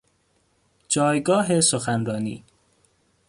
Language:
Persian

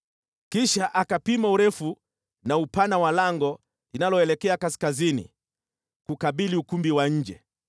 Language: Swahili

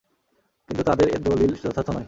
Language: Bangla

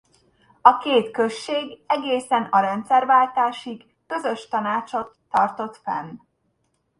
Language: Hungarian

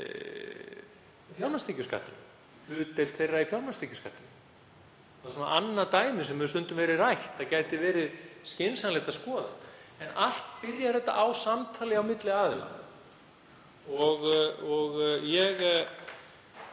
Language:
Icelandic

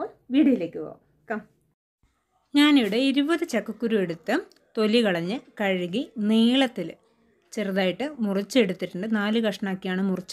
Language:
Turkish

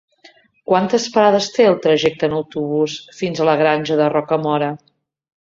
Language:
Catalan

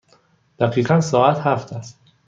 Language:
Persian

